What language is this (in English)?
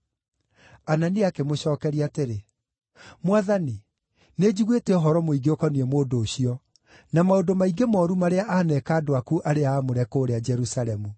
Kikuyu